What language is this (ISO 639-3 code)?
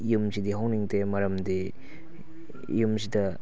mni